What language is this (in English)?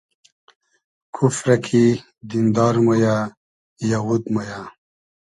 Hazaragi